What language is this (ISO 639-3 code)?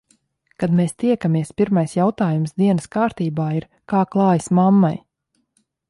lav